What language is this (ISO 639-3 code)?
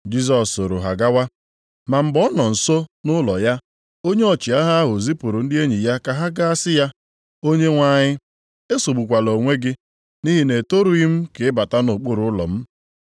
ibo